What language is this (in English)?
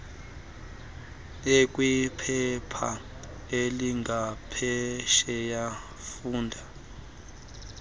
Xhosa